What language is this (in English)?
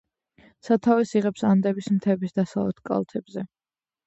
Georgian